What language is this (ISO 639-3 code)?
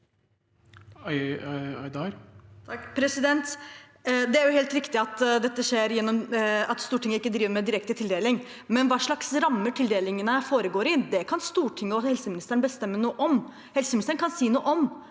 nor